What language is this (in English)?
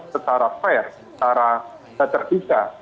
Indonesian